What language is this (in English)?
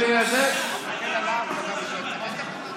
Hebrew